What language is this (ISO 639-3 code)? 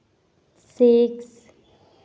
sat